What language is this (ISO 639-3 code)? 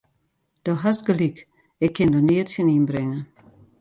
fry